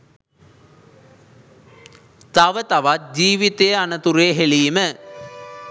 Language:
Sinhala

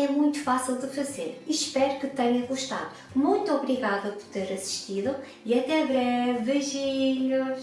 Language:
Portuguese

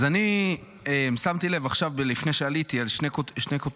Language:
Hebrew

